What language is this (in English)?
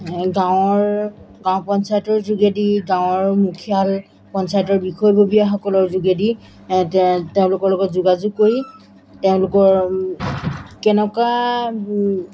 Assamese